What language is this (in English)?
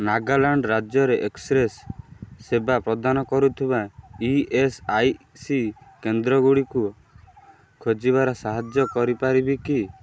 Odia